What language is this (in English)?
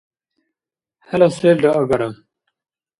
Dargwa